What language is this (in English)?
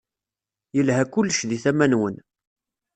Kabyle